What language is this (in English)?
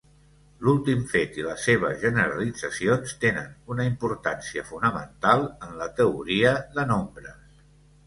Catalan